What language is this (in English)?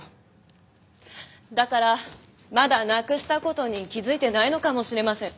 Japanese